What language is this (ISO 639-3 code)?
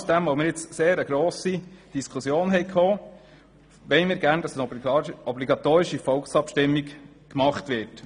gsw